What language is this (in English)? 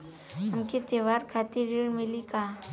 Bhojpuri